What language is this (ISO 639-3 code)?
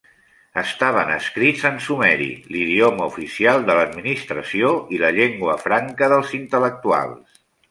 cat